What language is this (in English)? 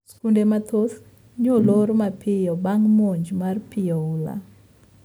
Luo (Kenya and Tanzania)